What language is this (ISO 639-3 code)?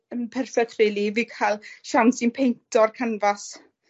cym